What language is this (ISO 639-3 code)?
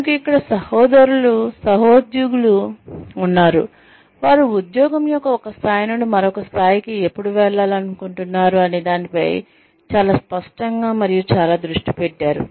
tel